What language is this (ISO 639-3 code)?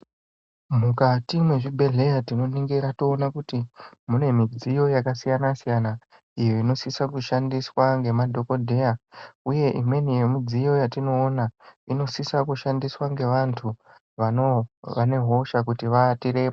ndc